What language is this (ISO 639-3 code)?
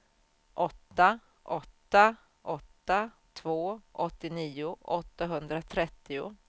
swe